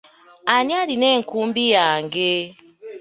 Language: Ganda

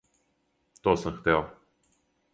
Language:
Serbian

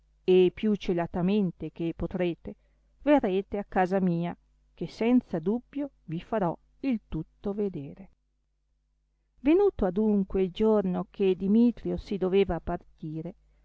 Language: Italian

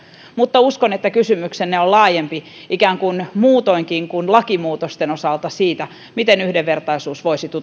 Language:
Finnish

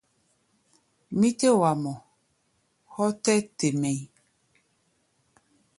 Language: Gbaya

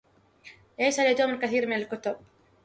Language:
Arabic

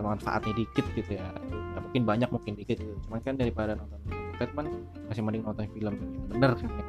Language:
Indonesian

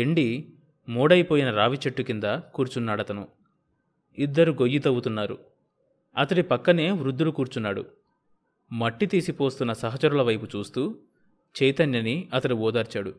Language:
Telugu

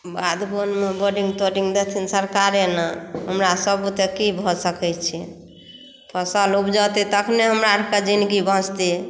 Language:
Maithili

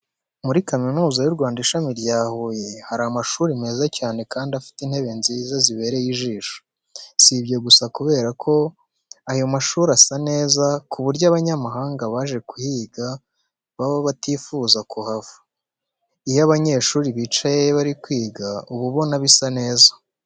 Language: Kinyarwanda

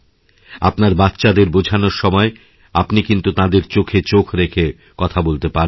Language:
Bangla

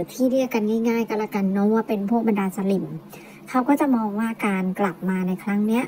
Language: Thai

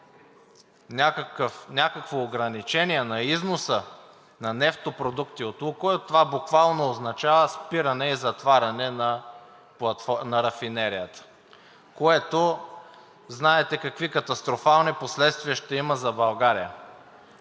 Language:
Bulgarian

